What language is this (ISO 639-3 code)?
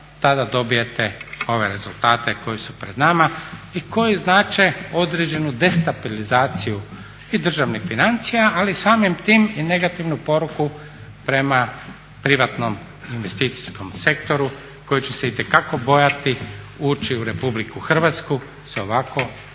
hrv